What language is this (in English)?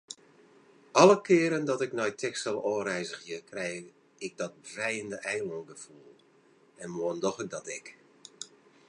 Western Frisian